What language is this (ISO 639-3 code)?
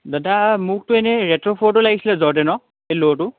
asm